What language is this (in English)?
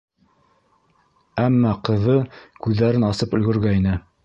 Bashkir